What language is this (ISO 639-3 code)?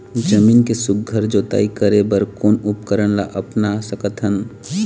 hne